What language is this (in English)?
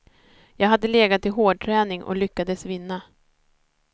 Swedish